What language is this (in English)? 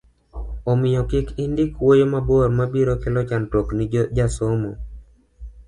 Luo (Kenya and Tanzania)